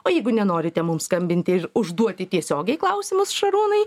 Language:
Lithuanian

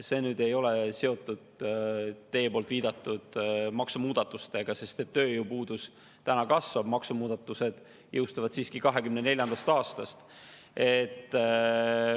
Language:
Estonian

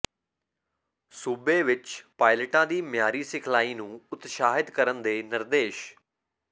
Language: Punjabi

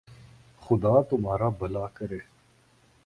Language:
Urdu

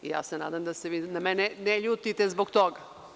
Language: Serbian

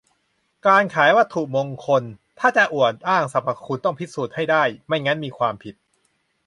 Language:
Thai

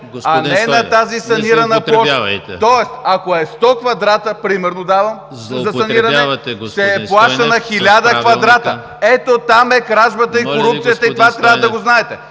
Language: Bulgarian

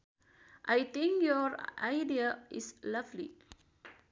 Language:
Sundanese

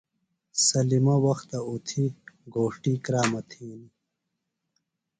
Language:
Phalura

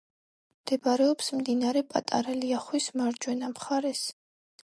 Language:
Georgian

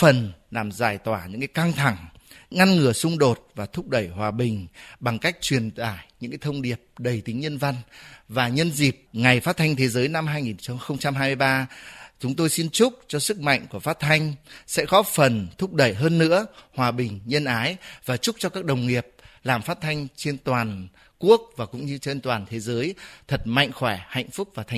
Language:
Vietnamese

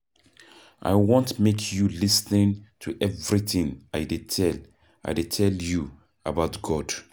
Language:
Nigerian Pidgin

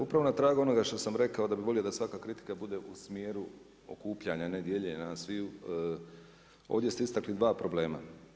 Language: Croatian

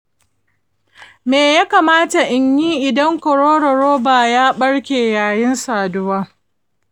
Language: Hausa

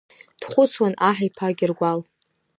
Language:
Abkhazian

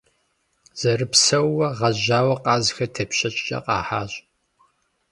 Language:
Kabardian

